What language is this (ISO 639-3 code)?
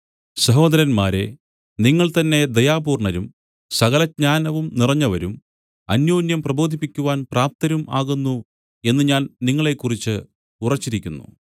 mal